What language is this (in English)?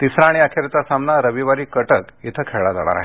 Marathi